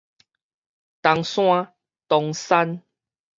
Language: Min Nan Chinese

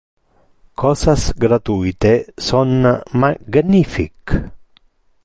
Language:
Interlingua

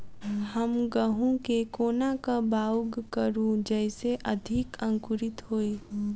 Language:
Maithili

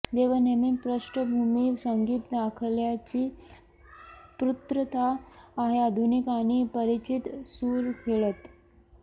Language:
Marathi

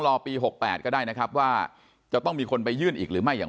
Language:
Thai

